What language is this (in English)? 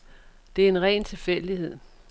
Danish